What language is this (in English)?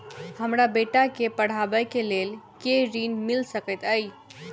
Maithili